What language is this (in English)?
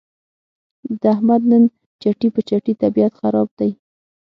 Pashto